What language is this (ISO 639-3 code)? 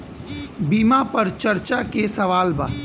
bho